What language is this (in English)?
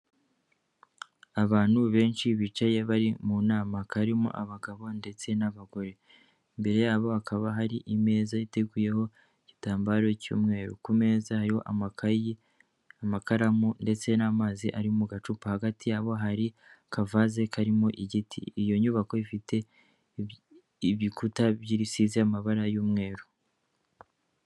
Kinyarwanda